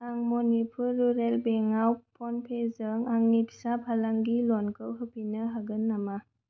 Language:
Bodo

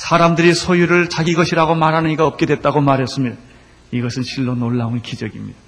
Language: Korean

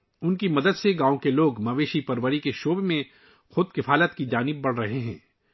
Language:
Urdu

